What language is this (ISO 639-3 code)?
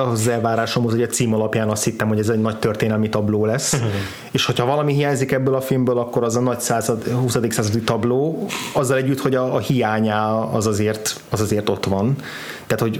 hun